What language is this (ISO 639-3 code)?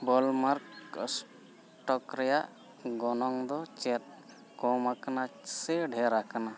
sat